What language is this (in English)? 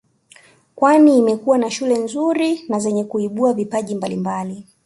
Swahili